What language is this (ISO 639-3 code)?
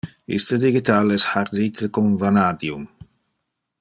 ina